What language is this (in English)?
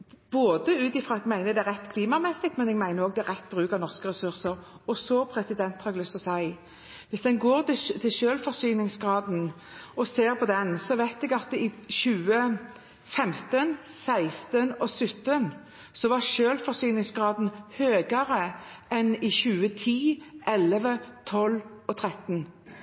Norwegian Bokmål